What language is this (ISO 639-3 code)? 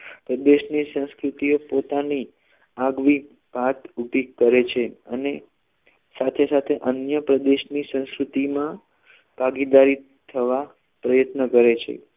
guj